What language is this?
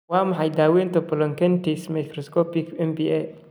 Somali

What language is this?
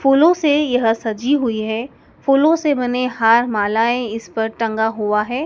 Hindi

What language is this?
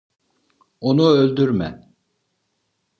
Turkish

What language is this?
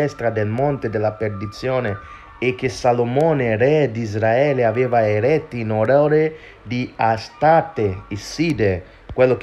Italian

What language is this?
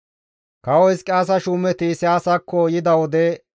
Gamo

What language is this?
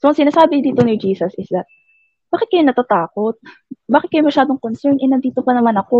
Filipino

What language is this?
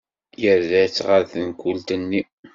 Kabyle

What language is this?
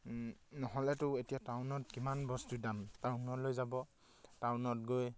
Assamese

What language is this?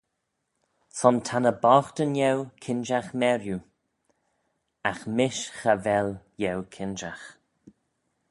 Manx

